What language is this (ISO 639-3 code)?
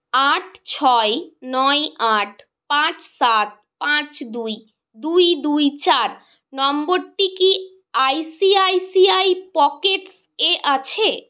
ben